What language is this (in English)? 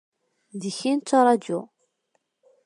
Kabyle